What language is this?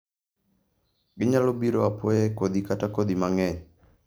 Luo (Kenya and Tanzania)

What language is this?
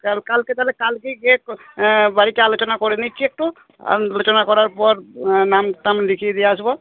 Bangla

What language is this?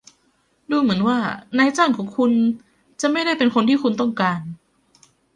Thai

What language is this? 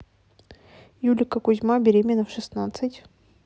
Russian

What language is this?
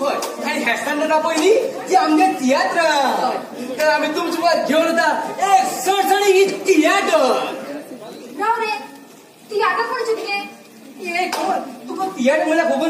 Korean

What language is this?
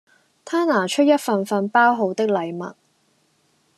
Cantonese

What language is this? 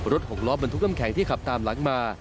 Thai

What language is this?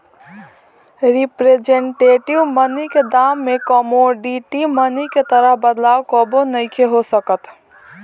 Bhojpuri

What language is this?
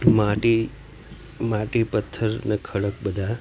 Gujarati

